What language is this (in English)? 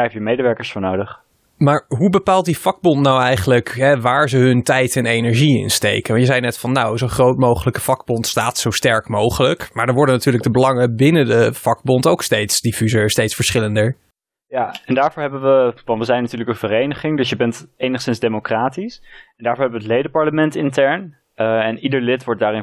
Dutch